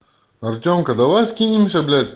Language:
Russian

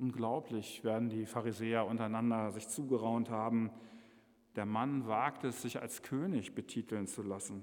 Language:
German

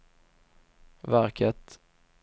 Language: Swedish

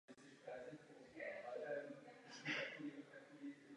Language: Czech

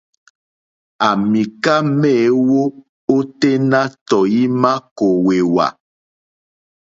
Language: Mokpwe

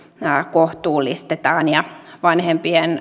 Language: Finnish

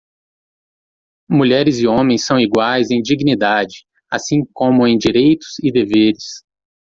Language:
Portuguese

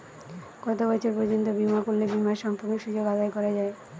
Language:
Bangla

